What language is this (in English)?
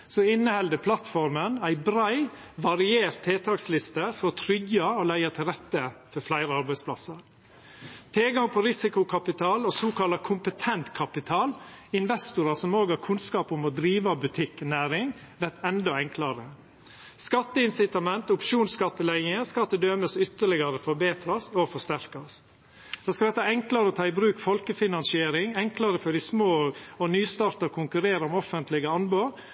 Norwegian Nynorsk